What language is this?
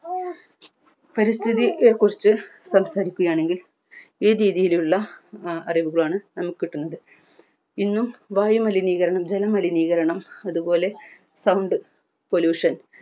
Malayalam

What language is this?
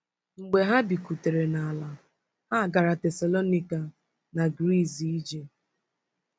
Igbo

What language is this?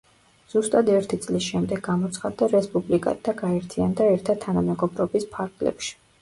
Georgian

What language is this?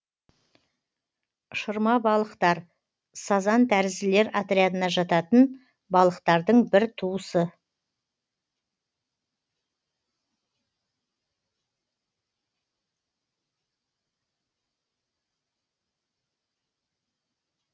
Kazakh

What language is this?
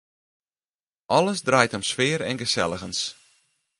Western Frisian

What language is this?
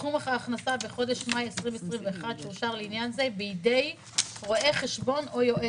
Hebrew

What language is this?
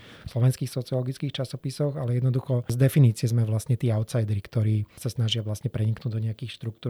Slovak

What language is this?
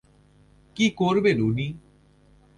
Bangla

